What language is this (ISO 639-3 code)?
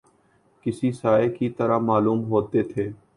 urd